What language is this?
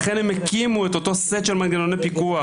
Hebrew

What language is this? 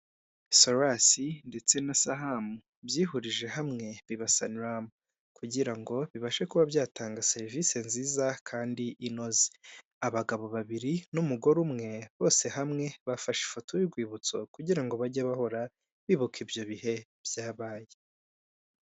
Kinyarwanda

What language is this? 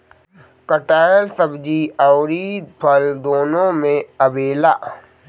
Bhojpuri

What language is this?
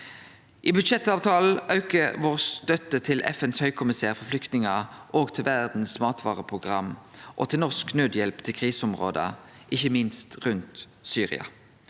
Norwegian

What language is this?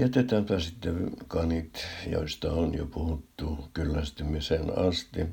Finnish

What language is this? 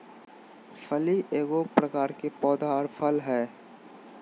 Magahi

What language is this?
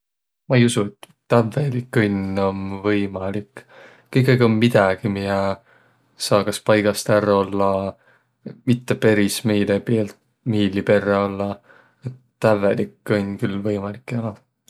Võro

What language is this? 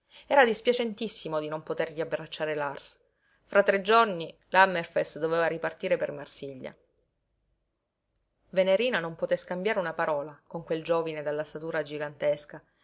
Italian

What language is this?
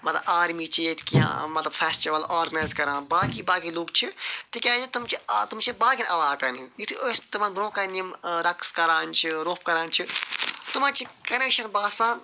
Kashmiri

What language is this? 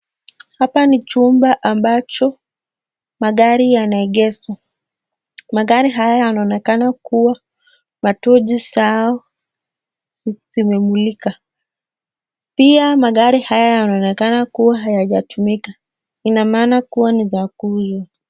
Swahili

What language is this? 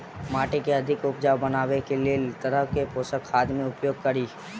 Maithili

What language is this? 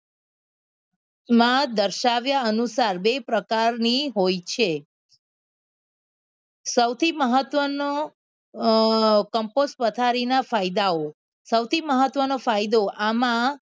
Gujarati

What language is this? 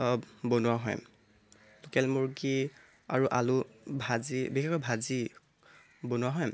Assamese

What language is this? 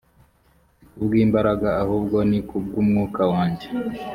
Kinyarwanda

